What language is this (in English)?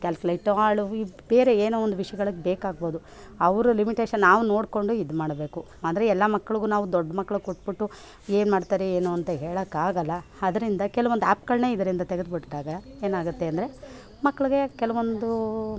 Kannada